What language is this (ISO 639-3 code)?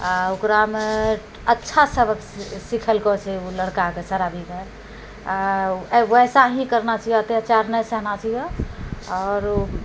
mai